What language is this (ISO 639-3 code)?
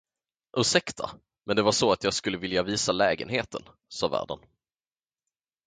swe